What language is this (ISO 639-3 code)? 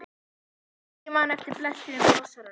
isl